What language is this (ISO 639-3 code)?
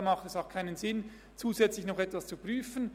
gsw